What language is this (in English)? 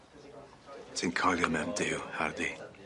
Welsh